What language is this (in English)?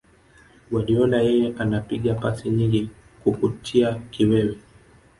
Swahili